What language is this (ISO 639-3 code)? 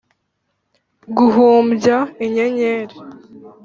kin